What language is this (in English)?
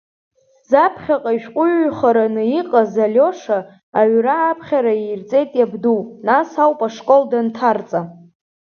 Abkhazian